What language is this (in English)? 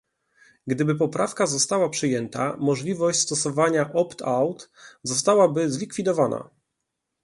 Polish